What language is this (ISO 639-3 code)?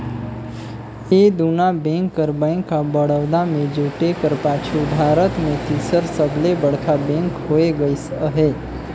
hne